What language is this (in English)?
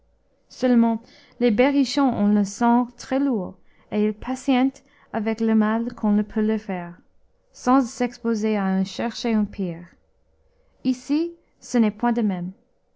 French